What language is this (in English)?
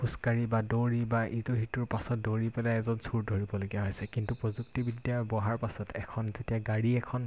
Assamese